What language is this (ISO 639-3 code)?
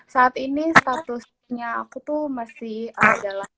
ind